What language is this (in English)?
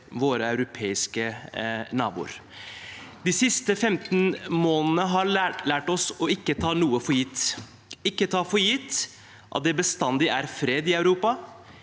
Norwegian